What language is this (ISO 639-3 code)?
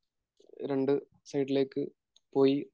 mal